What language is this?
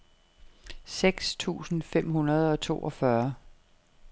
Danish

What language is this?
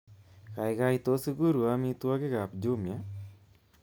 Kalenjin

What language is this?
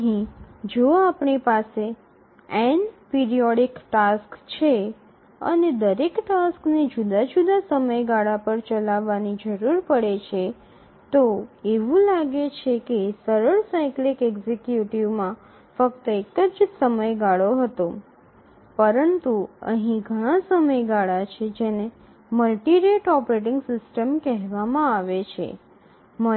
Gujarati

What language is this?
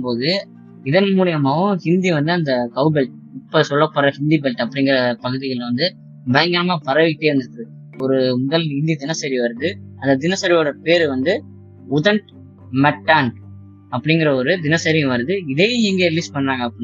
Tamil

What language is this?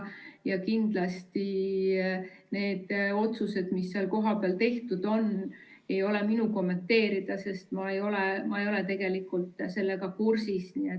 Estonian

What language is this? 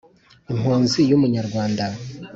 Kinyarwanda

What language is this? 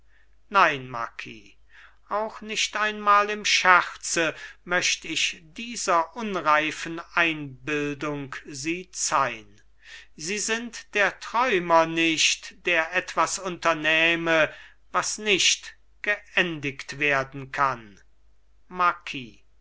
German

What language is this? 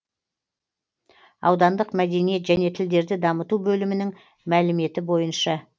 Kazakh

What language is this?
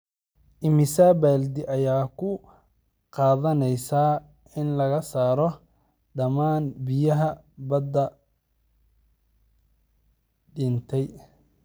Somali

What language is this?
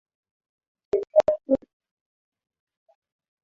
Swahili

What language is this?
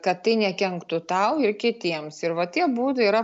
Lithuanian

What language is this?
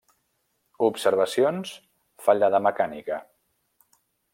Catalan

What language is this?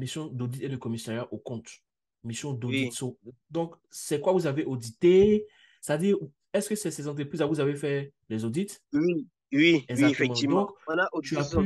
French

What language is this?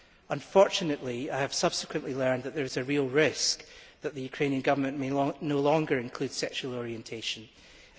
English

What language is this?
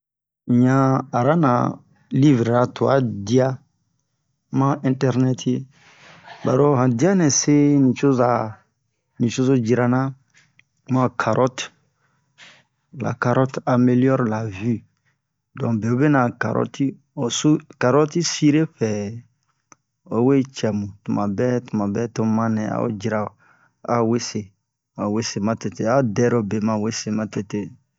Bomu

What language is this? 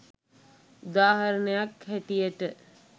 Sinhala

